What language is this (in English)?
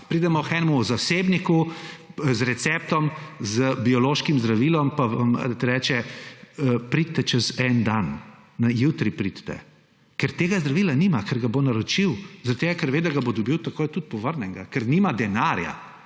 Slovenian